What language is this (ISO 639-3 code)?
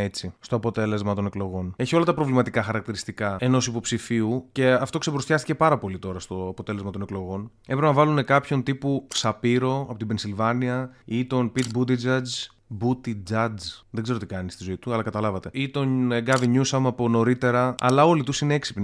ell